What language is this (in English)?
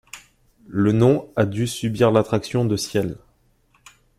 French